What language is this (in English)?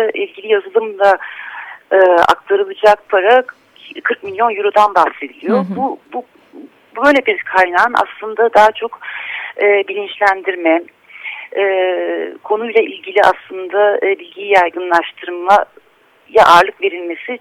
Turkish